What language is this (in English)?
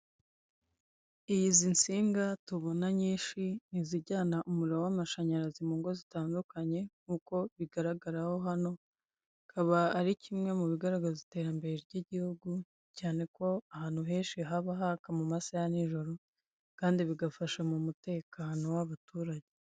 Kinyarwanda